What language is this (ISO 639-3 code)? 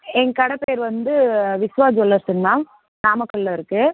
tam